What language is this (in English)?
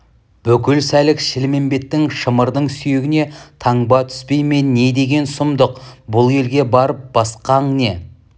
Kazakh